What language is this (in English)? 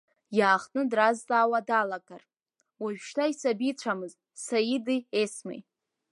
Abkhazian